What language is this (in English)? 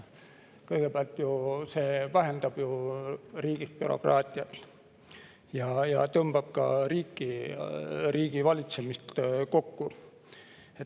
Estonian